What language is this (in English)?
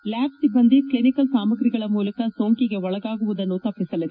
Kannada